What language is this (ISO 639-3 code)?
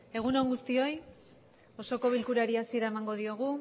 eus